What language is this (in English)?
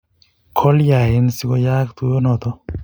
Kalenjin